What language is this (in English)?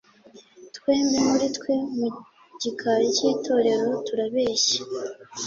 Kinyarwanda